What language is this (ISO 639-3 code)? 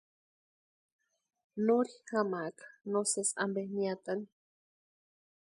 pua